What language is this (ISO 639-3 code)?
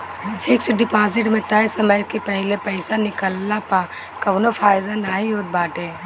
bho